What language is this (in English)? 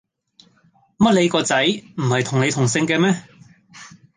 Cantonese